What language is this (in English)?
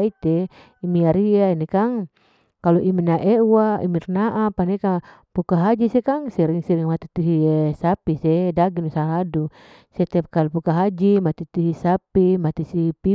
Larike-Wakasihu